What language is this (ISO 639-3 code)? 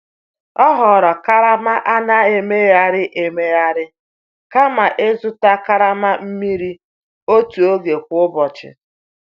ibo